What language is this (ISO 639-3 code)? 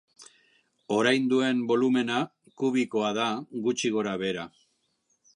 eus